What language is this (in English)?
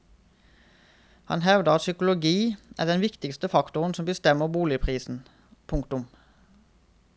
Norwegian